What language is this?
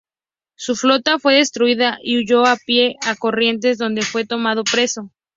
Spanish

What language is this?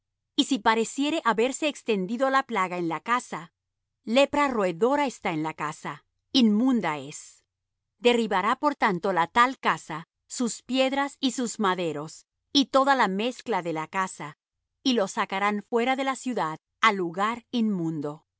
Spanish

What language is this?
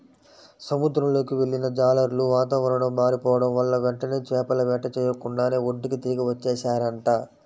Telugu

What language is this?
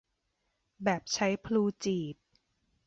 Thai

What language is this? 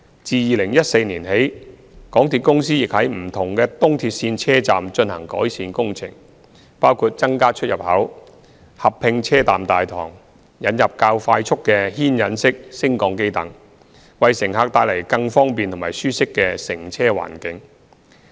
Cantonese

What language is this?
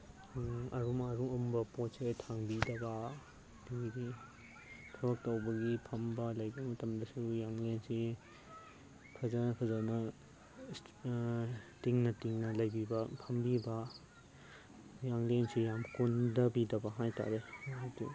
Manipuri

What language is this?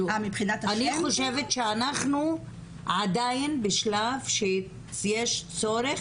Hebrew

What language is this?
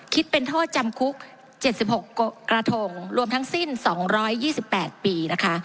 Thai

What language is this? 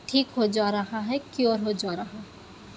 Urdu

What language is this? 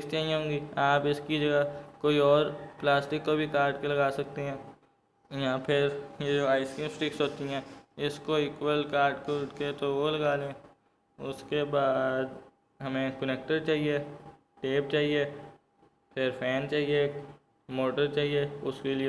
Hindi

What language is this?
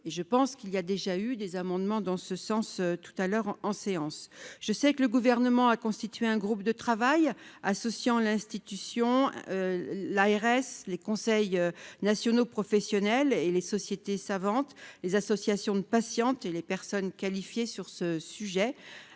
French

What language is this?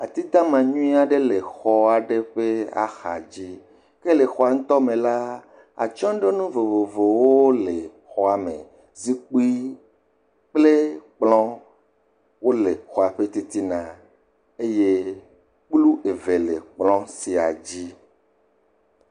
Ewe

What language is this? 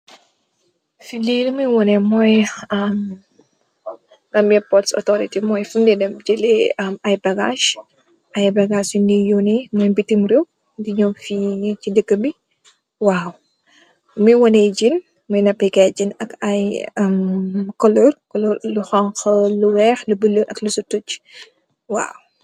Wolof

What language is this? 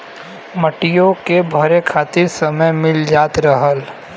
Bhojpuri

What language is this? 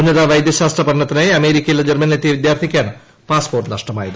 Malayalam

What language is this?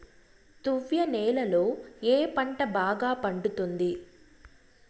Telugu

